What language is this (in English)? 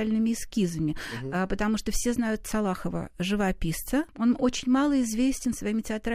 Russian